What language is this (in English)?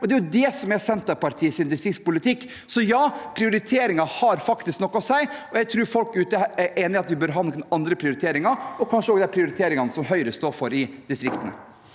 Norwegian